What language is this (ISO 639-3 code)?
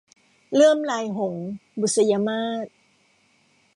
tha